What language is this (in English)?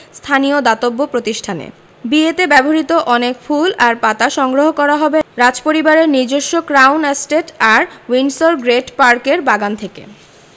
Bangla